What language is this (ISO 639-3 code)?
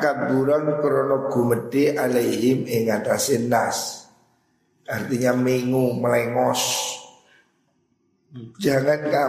ind